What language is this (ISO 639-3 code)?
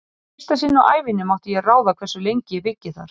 isl